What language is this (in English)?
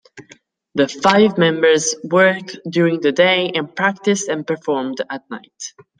English